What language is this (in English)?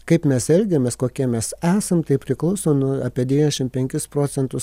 Lithuanian